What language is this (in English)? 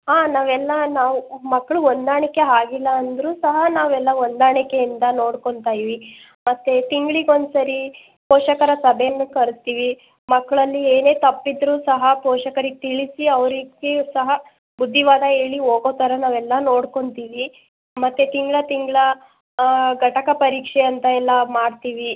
Kannada